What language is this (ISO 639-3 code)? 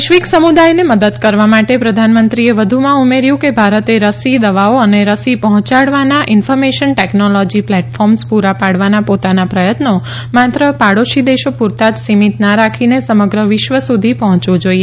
guj